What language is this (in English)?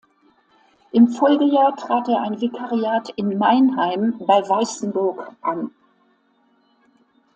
German